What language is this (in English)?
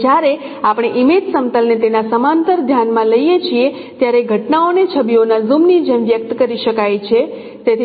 Gujarati